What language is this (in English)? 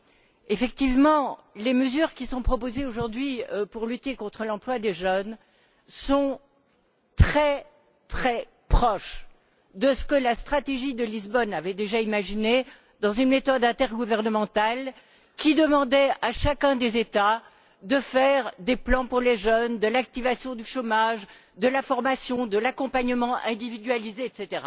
French